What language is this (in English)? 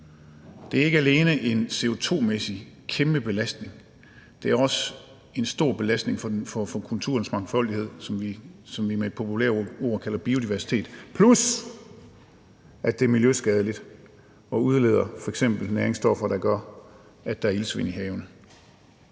Danish